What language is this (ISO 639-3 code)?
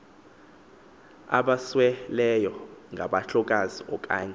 xho